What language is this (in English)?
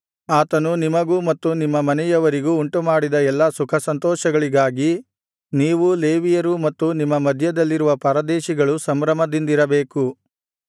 Kannada